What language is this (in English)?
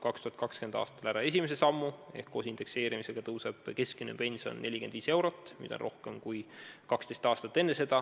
Estonian